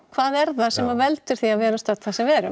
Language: Icelandic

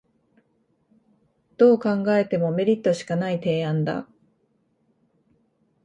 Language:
Japanese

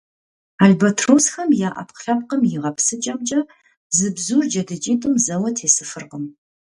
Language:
Kabardian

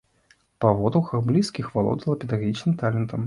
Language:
Belarusian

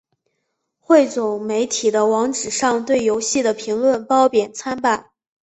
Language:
Chinese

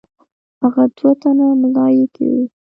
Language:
Pashto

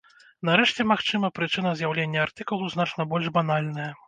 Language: Belarusian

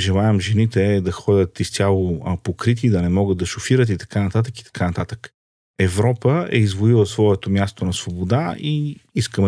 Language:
Bulgarian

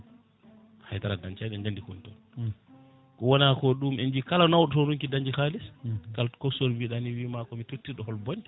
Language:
Fula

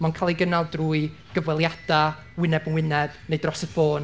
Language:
Welsh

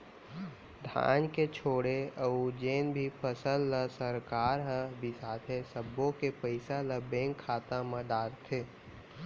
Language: Chhattisgarhi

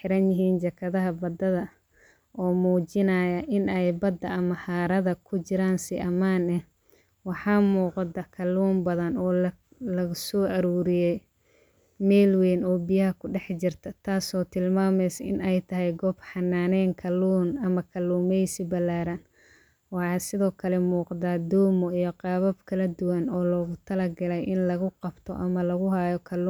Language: Somali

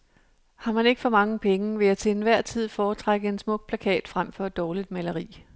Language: Danish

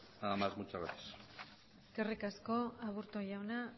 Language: Basque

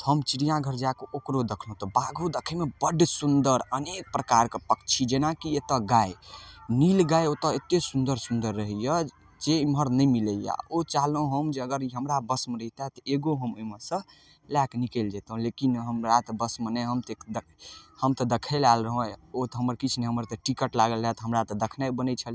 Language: Maithili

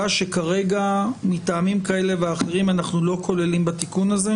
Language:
Hebrew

